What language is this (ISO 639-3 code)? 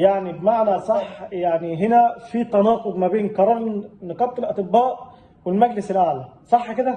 ara